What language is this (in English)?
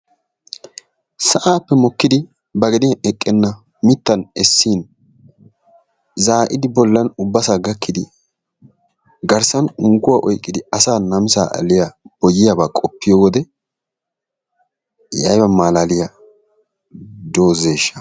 Wolaytta